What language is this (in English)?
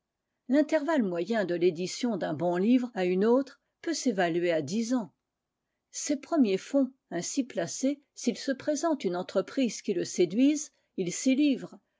French